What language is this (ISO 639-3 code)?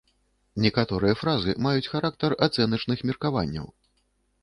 bel